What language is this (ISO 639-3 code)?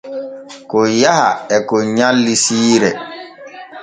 fue